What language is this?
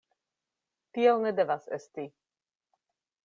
Esperanto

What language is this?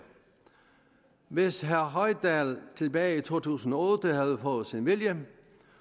Danish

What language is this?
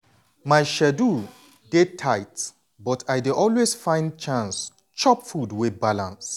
Nigerian Pidgin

